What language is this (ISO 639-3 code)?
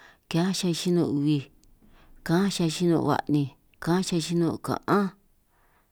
trq